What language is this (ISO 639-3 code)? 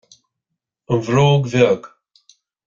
gle